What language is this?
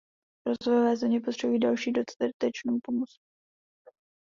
Czech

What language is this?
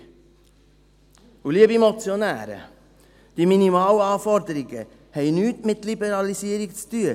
Swiss German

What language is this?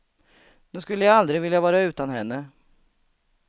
Swedish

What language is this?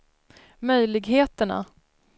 Swedish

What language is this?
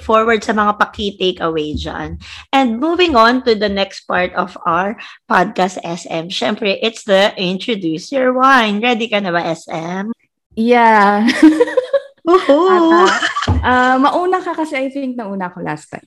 Filipino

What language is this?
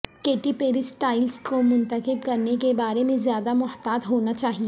Urdu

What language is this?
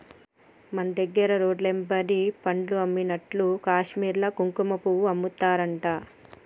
Telugu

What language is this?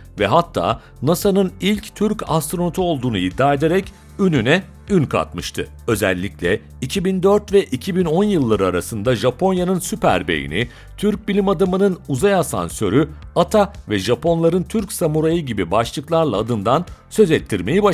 Turkish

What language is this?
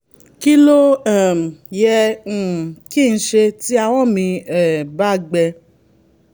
Yoruba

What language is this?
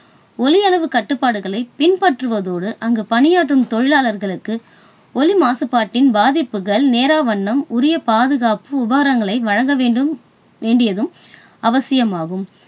Tamil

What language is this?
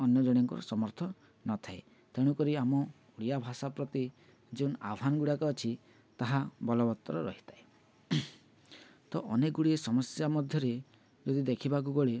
Odia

